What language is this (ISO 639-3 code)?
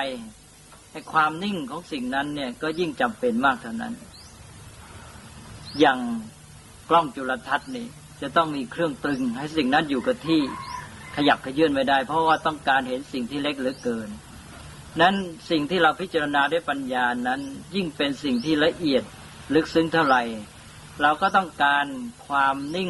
tha